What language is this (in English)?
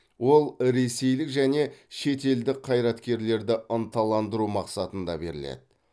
Kazakh